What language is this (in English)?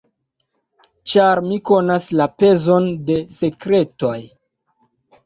Esperanto